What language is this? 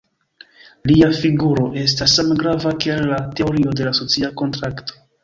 Esperanto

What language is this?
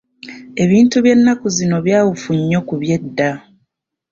Ganda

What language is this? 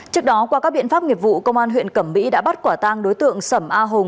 Vietnamese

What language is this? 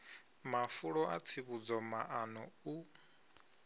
Venda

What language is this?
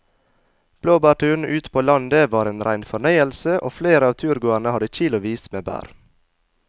Norwegian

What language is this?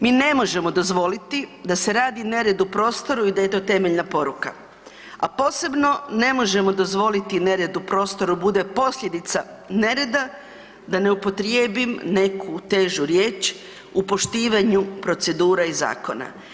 Croatian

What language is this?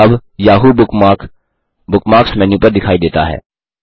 Hindi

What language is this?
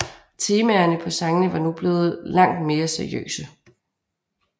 Danish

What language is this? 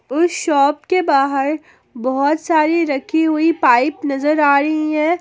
Hindi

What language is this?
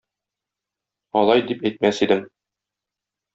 Tatar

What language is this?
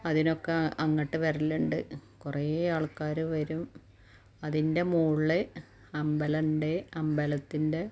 Malayalam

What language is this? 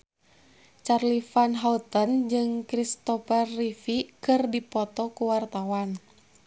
Sundanese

